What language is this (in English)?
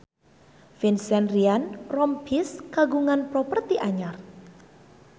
Sundanese